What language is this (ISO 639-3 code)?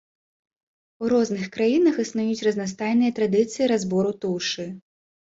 bel